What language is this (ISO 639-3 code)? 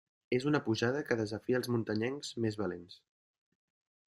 cat